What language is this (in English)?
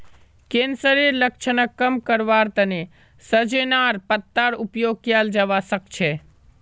Magahi